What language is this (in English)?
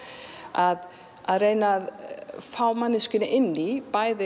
Icelandic